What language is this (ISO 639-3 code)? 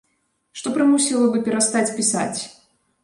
bel